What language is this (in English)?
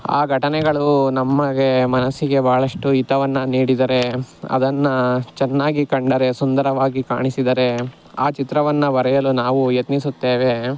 Kannada